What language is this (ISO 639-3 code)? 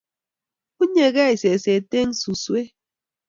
kln